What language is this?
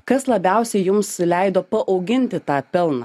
Lithuanian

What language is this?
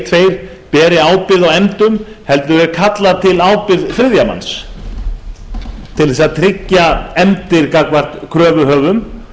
Icelandic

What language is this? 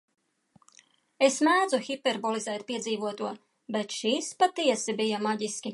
Latvian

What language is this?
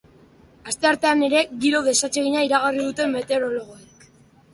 Basque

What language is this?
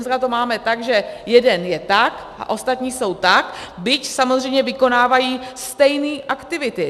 Czech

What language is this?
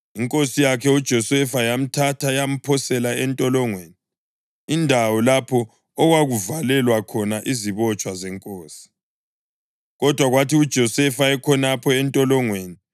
North Ndebele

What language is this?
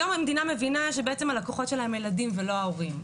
Hebrew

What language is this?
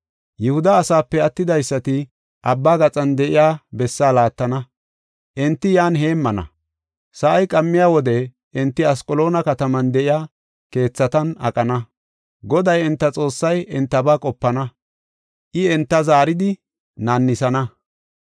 Gofa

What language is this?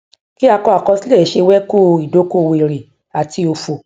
Yoruba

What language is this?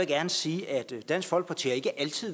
Danish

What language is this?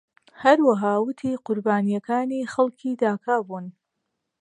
Central Kurdish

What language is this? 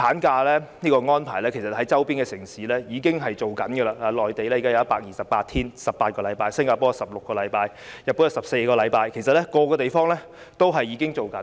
Cantonese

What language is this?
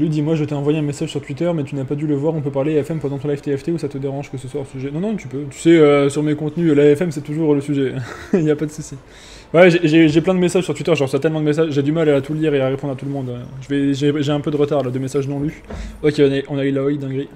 French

